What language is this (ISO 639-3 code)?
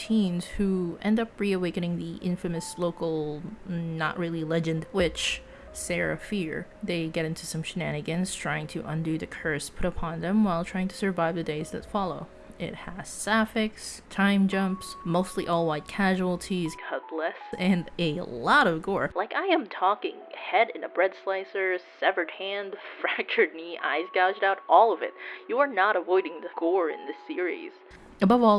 eng